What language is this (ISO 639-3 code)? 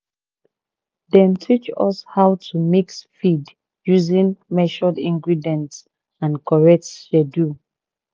pcm